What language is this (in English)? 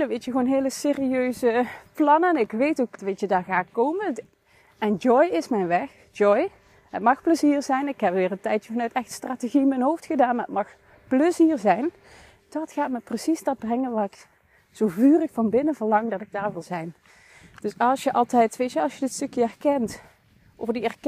Dutch